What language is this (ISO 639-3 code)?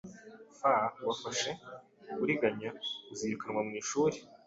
kin